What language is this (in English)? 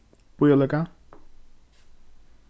Faroese